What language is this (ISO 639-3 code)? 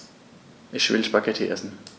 deu